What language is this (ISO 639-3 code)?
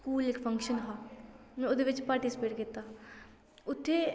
doi